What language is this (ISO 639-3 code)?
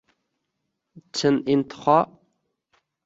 uzb